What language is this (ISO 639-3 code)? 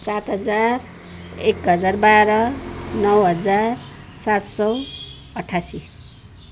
nep